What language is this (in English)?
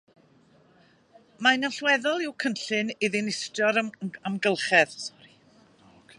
Welsh